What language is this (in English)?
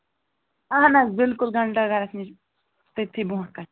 Kashmiri